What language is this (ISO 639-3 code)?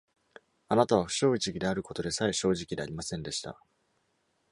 jpn